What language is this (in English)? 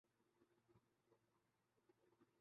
Urdu